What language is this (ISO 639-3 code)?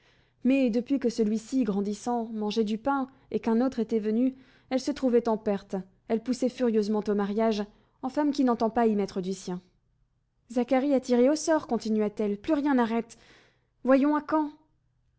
fra